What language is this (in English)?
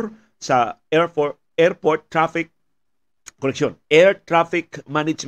Filipino